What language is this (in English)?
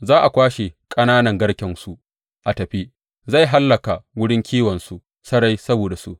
Hausa